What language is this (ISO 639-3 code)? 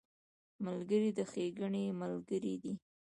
pus